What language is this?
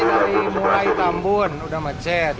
Indonesian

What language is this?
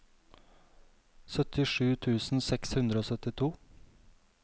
Norwegian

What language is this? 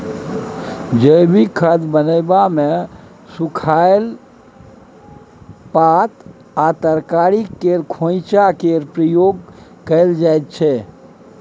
Maithili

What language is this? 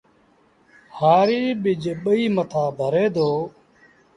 Sindhi Bhil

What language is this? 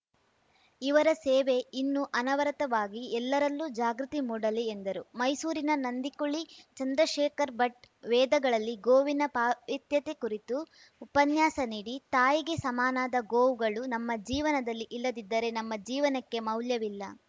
Kannada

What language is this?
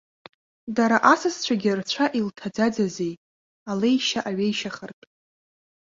Abkhazian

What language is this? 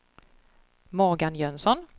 Swedish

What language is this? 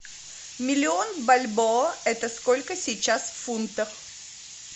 Russian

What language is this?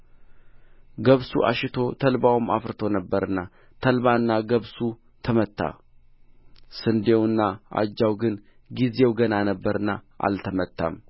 Amharic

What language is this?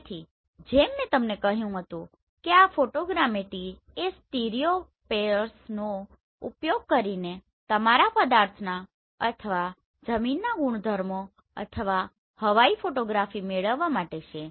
Gujarati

